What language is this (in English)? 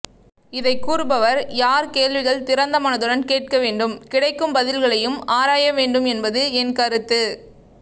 Tamil